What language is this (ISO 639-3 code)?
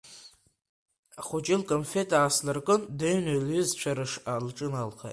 abk